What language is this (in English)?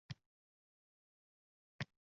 Uzbek